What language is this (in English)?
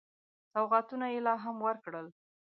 Pashto